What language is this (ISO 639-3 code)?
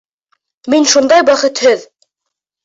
bak